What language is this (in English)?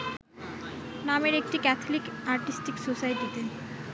Bangla